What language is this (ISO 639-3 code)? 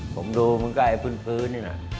tha